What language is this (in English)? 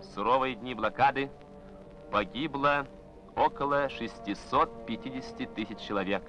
Russian